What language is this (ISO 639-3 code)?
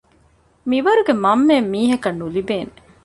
div